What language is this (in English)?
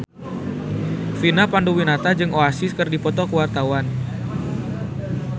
Sundanese